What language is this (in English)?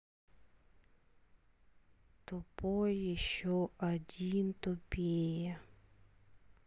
Russian